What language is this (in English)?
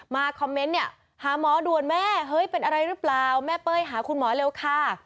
Thai